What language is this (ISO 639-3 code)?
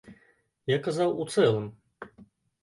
bel